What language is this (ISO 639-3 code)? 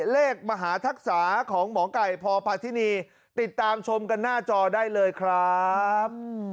tha